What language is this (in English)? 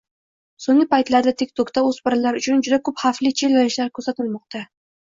Uzbek